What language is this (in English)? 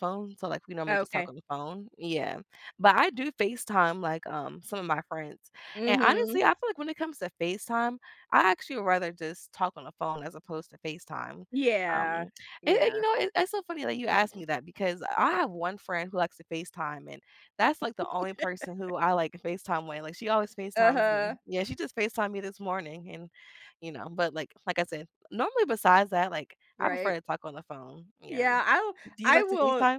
English